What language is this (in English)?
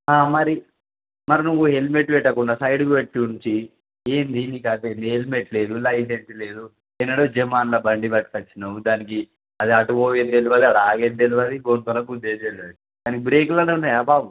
Telugu